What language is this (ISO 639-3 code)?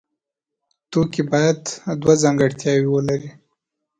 pus